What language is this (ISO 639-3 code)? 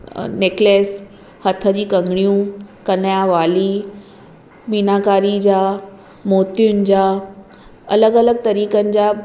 snd